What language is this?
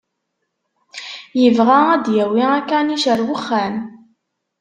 Kabyle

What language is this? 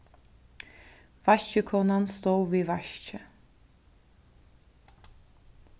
Faroese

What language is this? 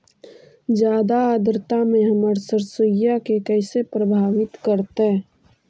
Magahi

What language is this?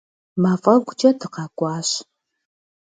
Kabardian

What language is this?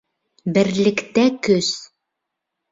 Bashkir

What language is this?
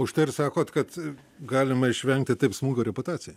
Lithuanian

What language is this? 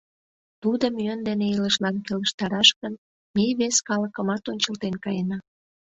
Mari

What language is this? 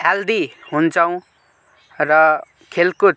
Nepali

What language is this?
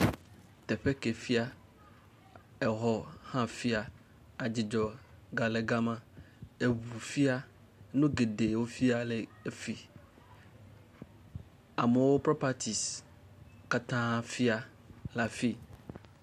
Ewe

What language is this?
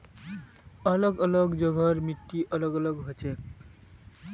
Magahi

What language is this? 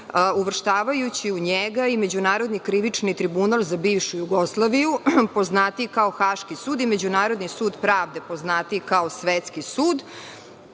Serbian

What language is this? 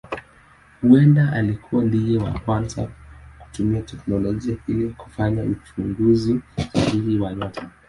Swahili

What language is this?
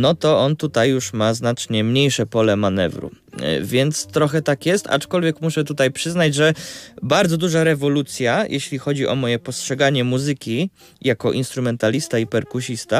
Polish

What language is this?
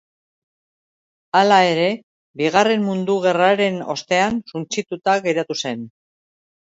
Basque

